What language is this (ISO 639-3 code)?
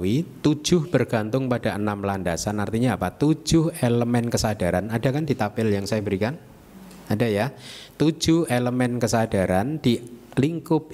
ind